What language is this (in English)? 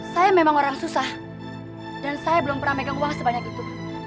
Indonesian